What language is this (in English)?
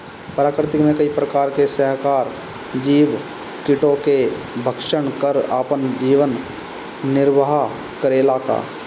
Bhojpuri